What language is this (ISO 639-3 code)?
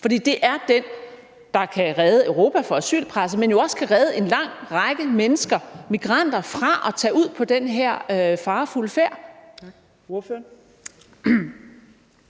dan